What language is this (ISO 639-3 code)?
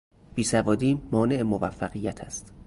fas